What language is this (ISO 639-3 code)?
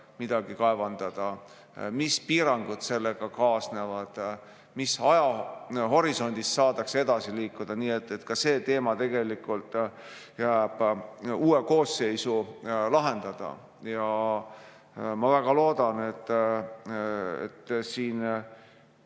est